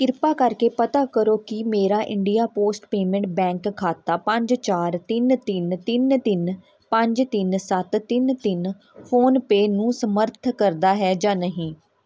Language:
Punjabi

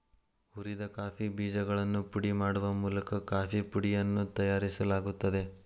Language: Kannada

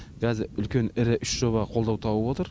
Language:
Kazakh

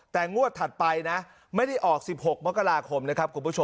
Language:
Thai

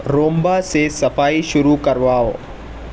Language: Urdu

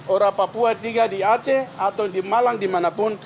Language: Indonesian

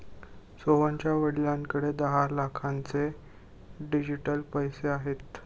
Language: Marathi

